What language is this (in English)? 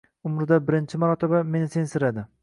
Uzbek